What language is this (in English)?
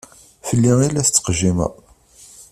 Kabyle